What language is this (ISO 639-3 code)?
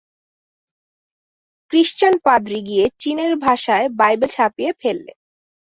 ben